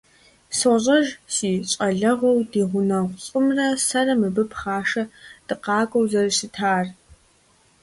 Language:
Kabardian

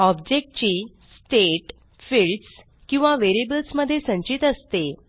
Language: Marathi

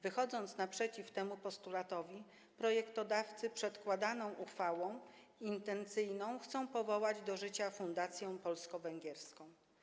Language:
Polish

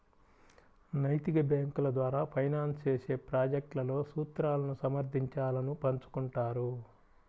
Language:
Telugu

